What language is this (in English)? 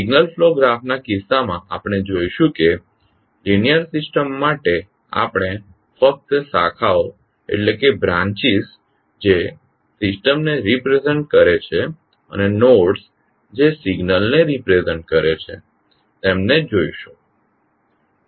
Gujarati